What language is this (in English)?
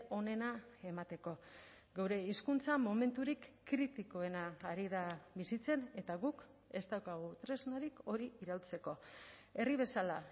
Basque